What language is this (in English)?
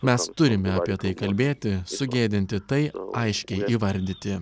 Lithuanian